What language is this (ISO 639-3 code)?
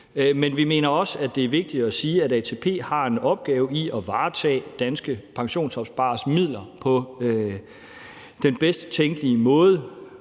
dan